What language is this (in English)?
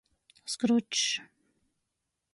Latgalian